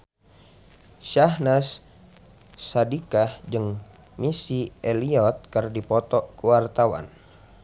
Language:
Sundanese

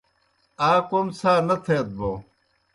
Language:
Kohistani Shina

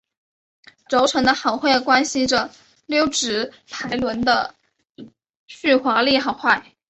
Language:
Chinese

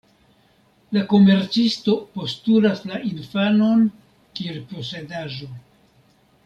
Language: Esperanto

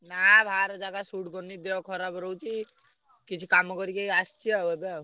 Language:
Odia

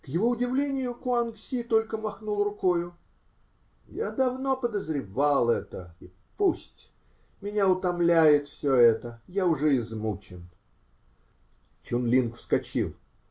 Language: Russian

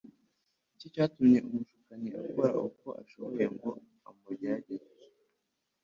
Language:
Kinyarwanda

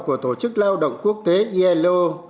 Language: Vietnamese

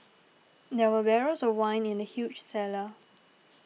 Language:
English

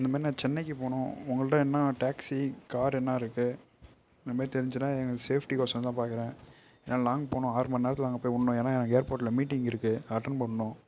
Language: Tamil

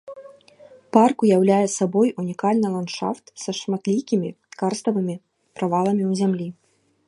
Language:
Belarusian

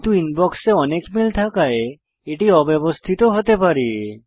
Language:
Bangla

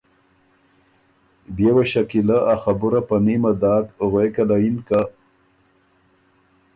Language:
Ormuri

